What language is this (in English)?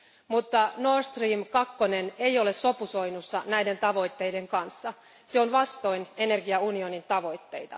Finnish